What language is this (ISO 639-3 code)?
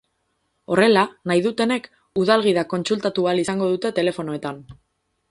eus